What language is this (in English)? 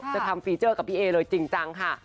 Thai